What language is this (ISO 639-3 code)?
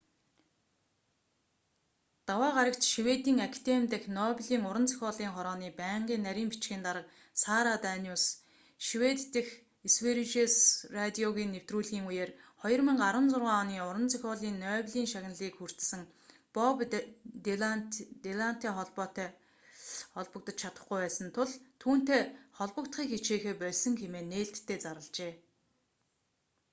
mon